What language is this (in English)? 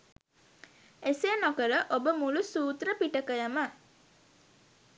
Sinhala